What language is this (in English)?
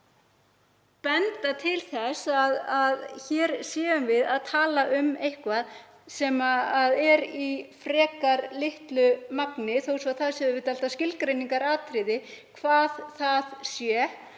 Icelandic